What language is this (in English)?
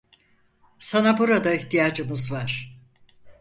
Turkish